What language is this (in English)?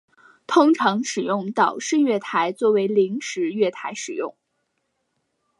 Chinese